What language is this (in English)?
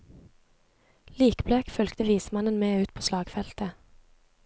Norwegian